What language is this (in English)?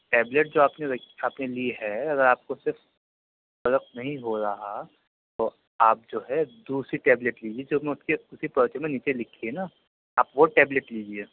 Urdu